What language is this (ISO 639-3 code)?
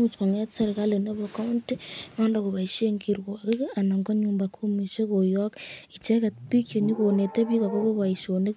kln